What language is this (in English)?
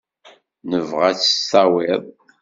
Kabyle